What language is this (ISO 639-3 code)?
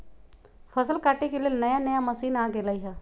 mag